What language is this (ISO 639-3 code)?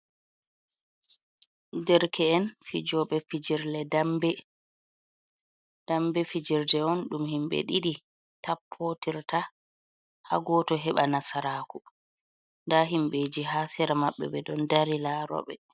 ful